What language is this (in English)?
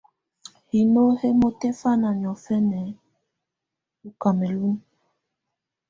Tunen